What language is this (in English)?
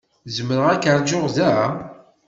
Kabyle